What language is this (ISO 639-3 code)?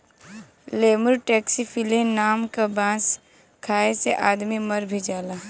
bho